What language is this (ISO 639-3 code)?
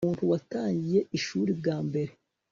kin